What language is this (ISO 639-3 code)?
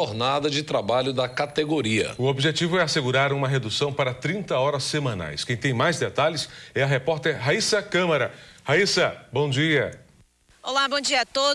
por